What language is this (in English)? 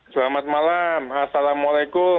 Indonesian